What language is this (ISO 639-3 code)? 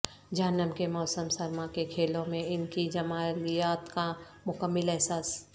urd